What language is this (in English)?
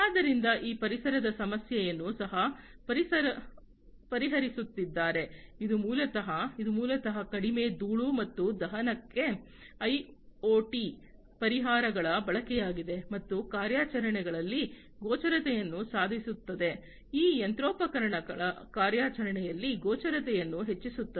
Kannada